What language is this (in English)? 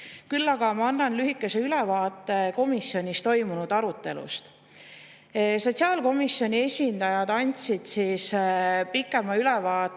Estonian